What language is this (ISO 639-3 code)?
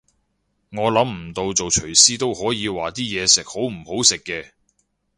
yue